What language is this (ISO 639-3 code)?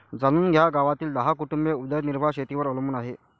mar